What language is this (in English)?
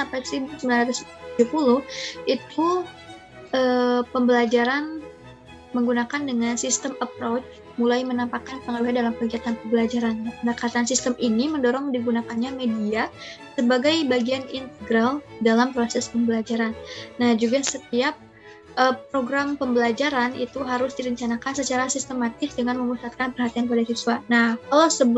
Indonesian